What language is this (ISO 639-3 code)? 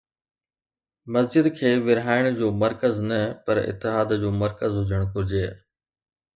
snd